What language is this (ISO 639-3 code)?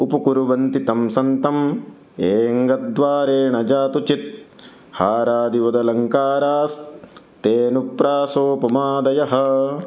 san